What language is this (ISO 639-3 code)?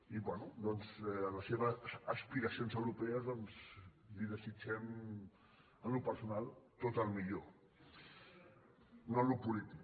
cat